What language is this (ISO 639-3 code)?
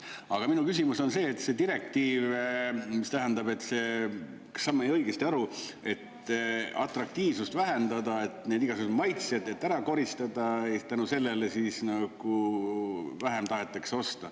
est